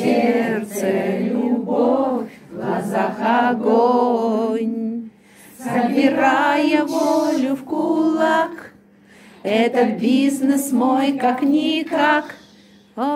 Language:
Russian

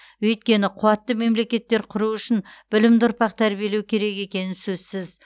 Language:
Kazakh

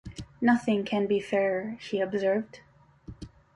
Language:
English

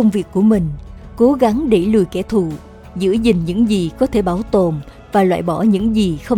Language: Vietnamese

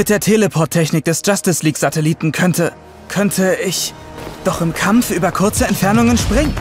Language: German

